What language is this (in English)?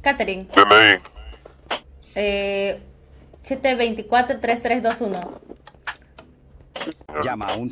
Spanish